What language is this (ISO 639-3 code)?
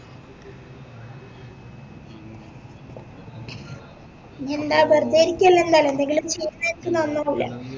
mal